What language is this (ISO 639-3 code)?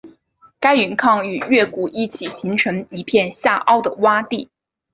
zho